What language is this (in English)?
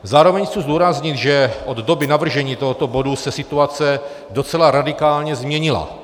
Czech